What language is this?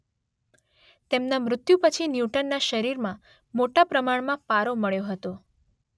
Gujarati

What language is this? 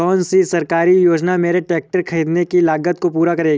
Hindi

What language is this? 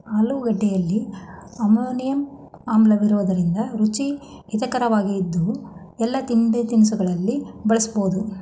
Kannada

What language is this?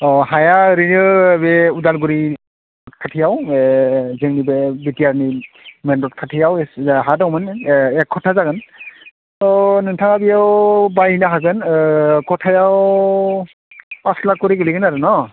Bodo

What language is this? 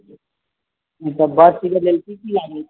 Maithili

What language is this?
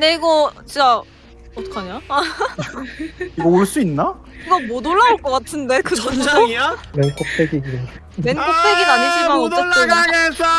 Korean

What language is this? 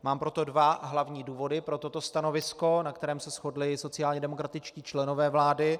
Czech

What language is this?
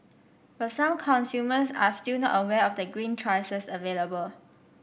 English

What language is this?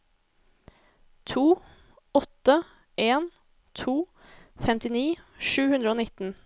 Norwegian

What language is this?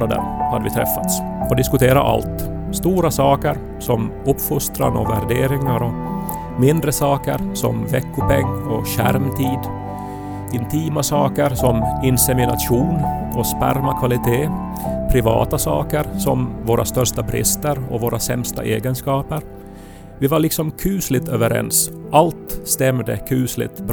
Swedish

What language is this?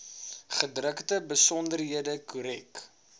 Afrikaans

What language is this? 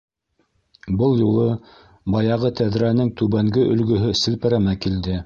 Bashkir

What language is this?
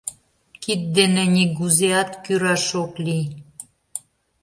Mari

